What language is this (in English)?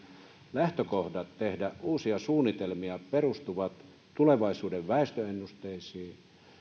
Finnish